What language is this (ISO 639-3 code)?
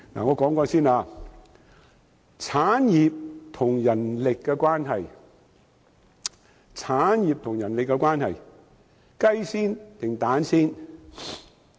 yue